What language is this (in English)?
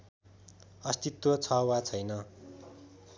Nepali